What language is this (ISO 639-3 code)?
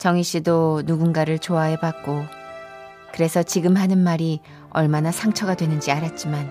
kor